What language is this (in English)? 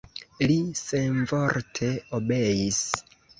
Esperanto